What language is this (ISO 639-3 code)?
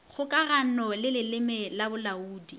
nso